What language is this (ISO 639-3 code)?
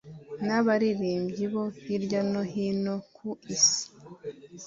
kin